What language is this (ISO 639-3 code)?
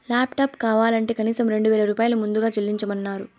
tel